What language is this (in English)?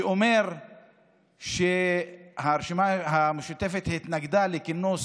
Hebrew